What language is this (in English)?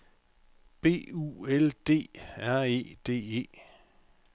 Danish